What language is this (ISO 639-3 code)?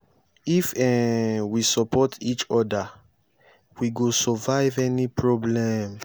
pcm